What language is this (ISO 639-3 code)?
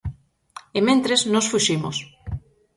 glg